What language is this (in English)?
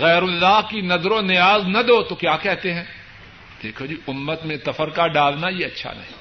Urdu